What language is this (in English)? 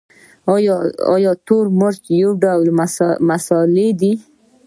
Pashto